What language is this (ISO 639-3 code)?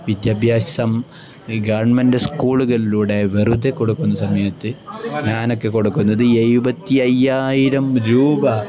mal